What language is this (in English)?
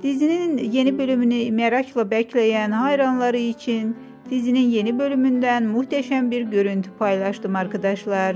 Turkish